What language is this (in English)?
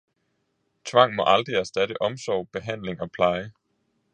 Danish